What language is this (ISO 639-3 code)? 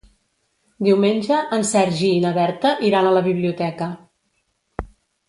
cat